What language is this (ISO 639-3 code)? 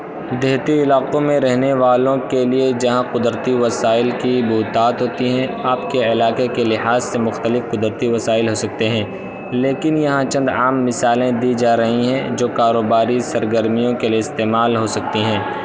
urd